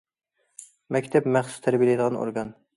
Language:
Uyghur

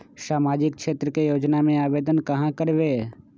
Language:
Magahi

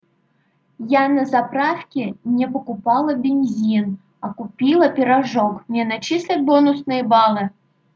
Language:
Russian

